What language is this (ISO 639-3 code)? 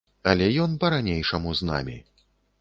bel